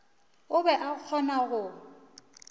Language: Northern Sotho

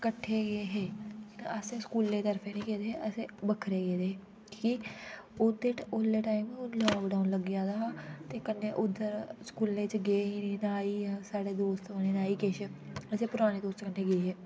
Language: Dogri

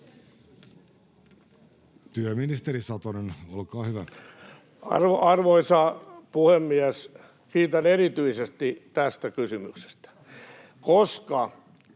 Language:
Finnish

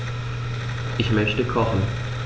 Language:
German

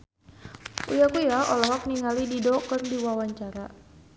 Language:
Sundanese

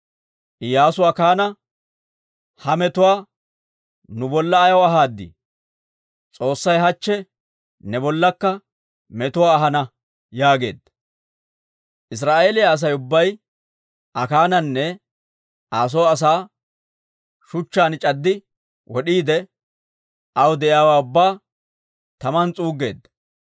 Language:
Dawro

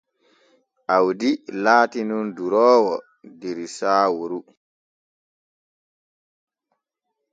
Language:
Borgu Fulfulde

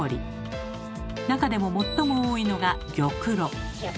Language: Japanese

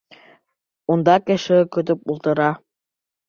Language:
Bashkir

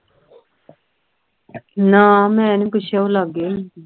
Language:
Punjabi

